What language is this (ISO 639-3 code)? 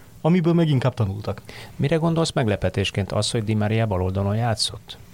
hun